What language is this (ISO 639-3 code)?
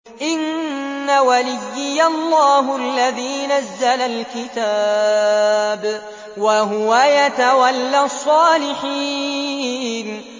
ara